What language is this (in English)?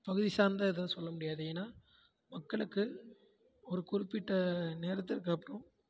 Tamil